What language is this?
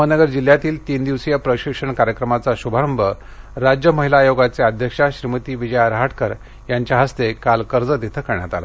Marathi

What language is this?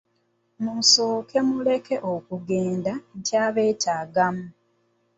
Ganda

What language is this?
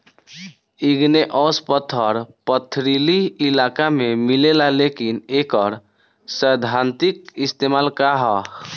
Bhojpuri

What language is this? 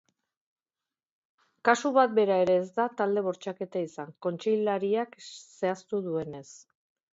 Basque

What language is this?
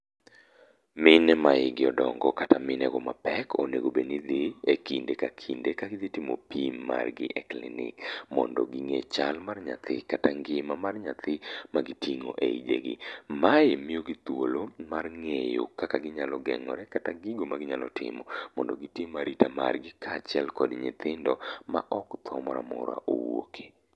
Luo (Kenya and Tanzania)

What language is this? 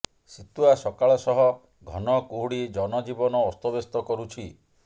Odia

